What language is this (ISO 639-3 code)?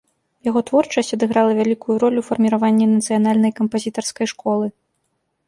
bel